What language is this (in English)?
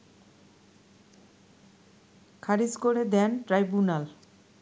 Bangla